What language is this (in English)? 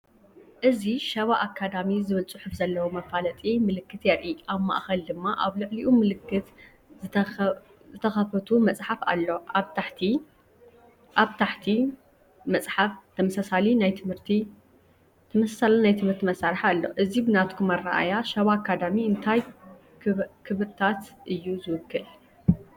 Tigrinya